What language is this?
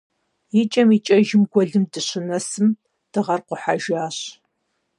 Kabardian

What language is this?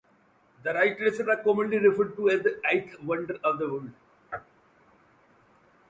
English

